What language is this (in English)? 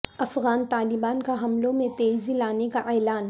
Urdu